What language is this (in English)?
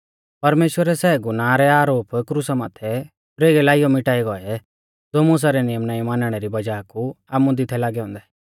Mahasu Pahari